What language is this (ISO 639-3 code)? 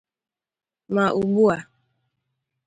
ibo